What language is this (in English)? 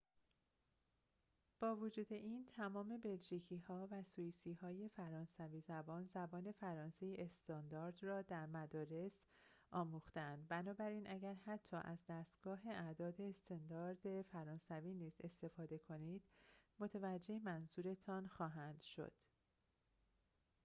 Persian